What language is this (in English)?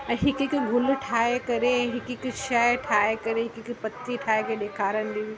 Sindhi